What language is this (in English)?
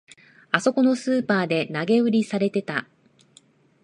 Japanese